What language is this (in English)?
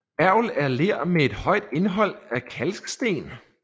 Danish